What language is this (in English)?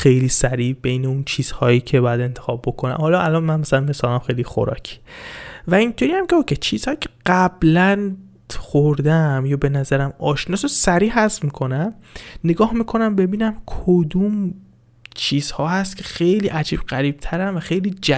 Persian